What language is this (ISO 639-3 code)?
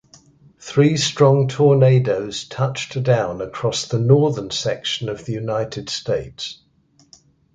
eng